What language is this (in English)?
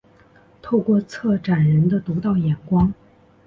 Chinese